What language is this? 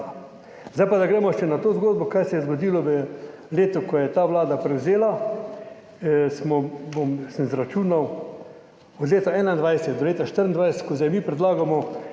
Slovenian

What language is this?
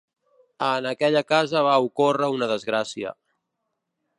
Catalan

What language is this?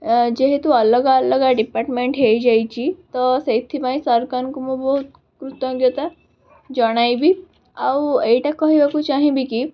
Odia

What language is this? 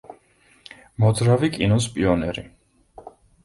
Georgian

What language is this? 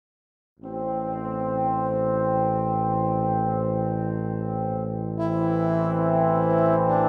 Urdu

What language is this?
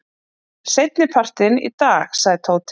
Icelandic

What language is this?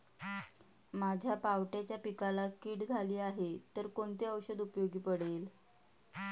Marathi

